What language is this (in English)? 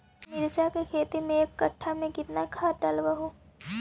Magahi